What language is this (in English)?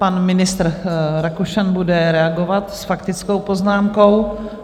Czech